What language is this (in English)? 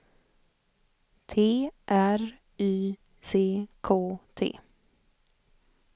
Swedish